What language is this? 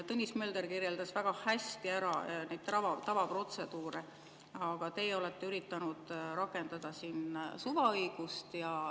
Estonian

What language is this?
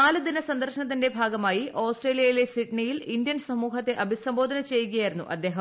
Malayalam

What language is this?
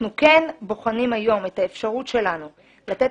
Hebrew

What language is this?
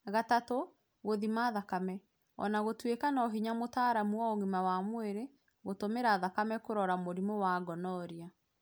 Kikuyu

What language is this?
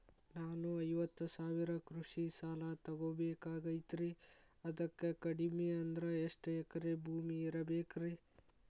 Kannada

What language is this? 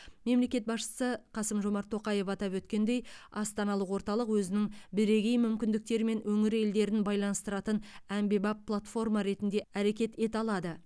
Kazakh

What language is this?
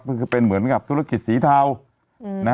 Thai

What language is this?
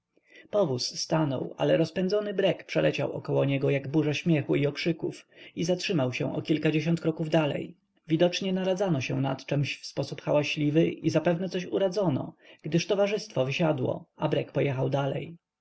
Polish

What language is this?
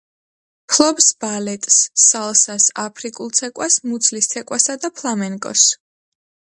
Georgian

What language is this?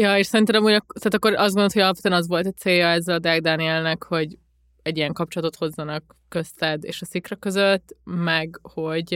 Hungarian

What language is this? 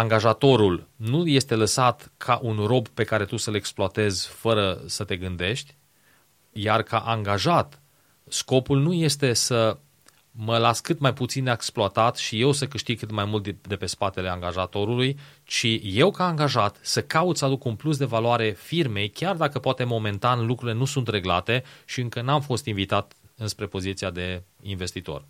Romanian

